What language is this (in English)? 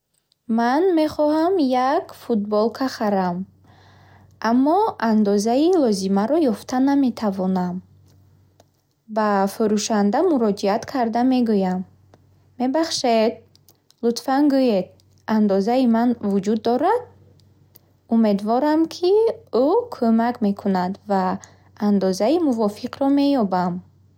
Bukharic